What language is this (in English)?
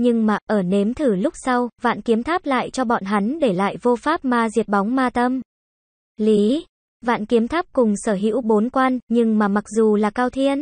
Vietnamese